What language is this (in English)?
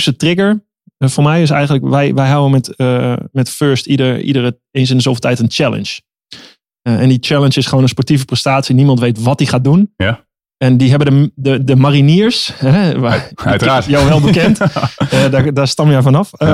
Dutch